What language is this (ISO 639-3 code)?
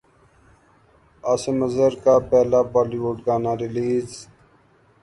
urd